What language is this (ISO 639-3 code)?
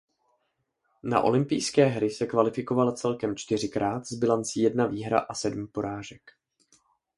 ces